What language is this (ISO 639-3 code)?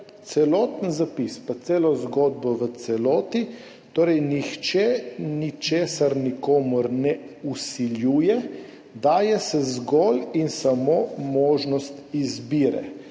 slv